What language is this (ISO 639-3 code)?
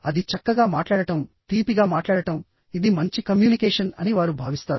tel